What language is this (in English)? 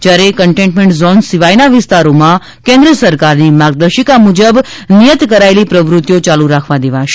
Gujarati